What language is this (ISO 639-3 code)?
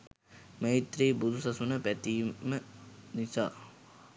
sin